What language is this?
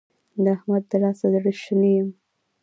Pashto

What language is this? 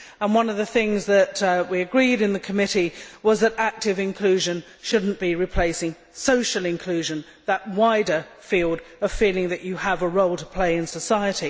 English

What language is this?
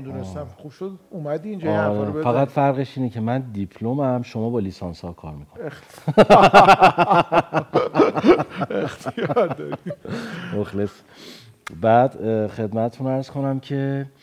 Persian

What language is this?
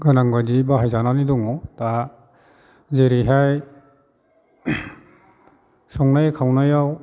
Bodo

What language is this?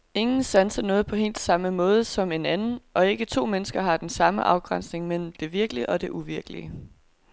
Danish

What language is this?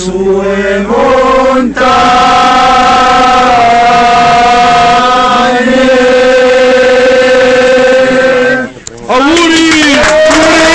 Romanian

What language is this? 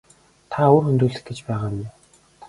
Mongolian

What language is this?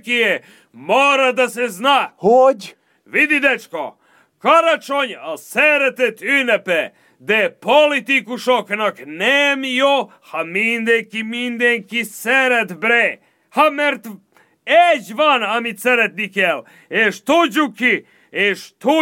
Hungarian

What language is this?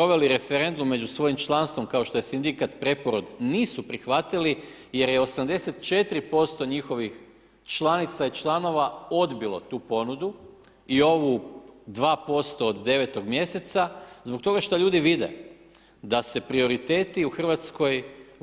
Croatian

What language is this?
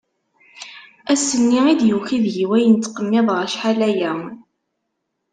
Kabyle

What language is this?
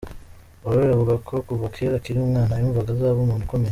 Kinyarwanda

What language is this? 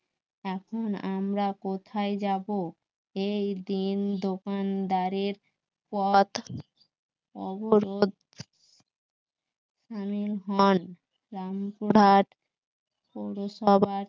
Bangla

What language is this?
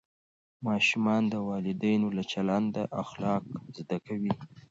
Pashto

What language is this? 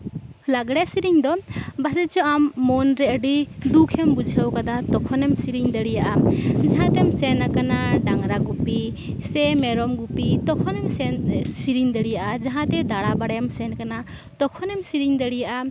Santali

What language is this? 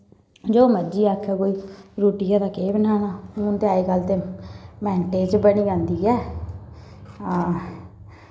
Dogri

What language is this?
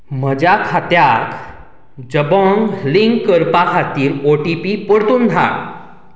Konkani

